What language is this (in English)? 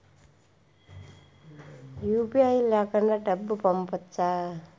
Telugu